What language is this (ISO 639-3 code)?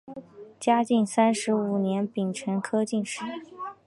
zho